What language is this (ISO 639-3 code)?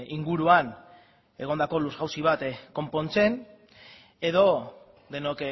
eus